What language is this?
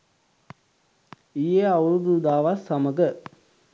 Sinhala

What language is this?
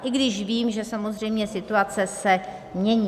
Czech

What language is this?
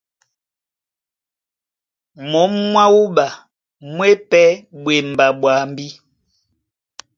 Duala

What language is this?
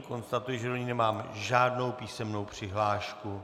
Czech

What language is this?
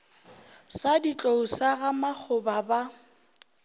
Northern Sotho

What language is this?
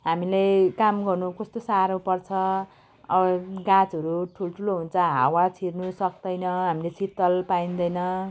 Nepali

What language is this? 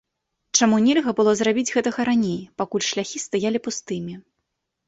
Belarusian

